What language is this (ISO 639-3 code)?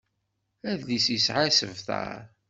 kab